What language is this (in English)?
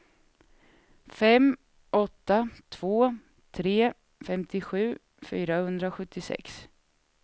Swedish